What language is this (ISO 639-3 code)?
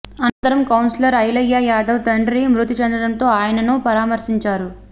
tel